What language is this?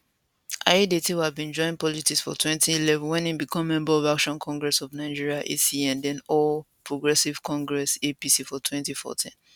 Nigerian Pidgin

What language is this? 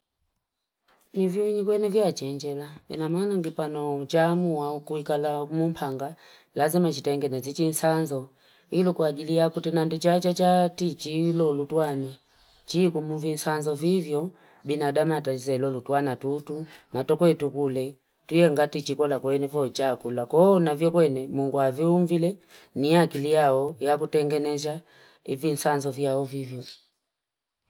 Fipa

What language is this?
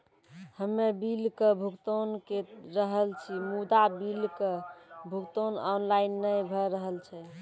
Maithili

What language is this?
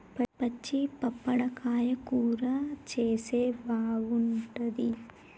Telugu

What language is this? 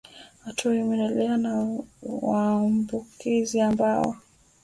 Swahili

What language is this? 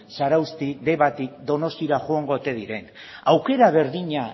Basque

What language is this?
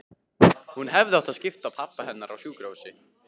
Icelandic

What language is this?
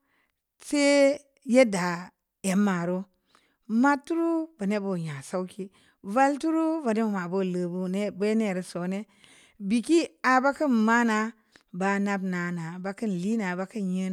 Samba Leko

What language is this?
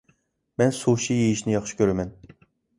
Uyghur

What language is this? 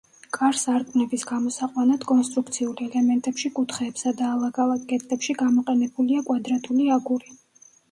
Georgian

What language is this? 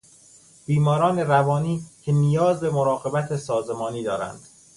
Persian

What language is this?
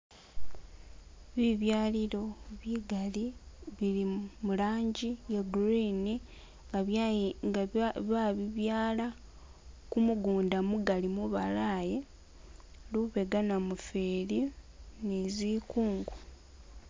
Masaaba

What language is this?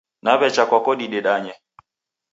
Taita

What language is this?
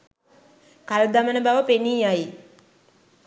Sinhala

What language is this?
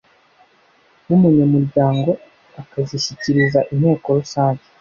Kinyarwanda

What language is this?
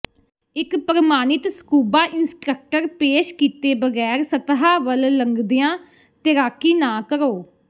Punjabi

